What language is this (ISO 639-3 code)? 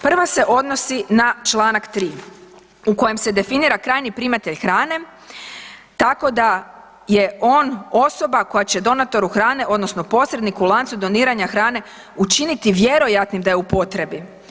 hrv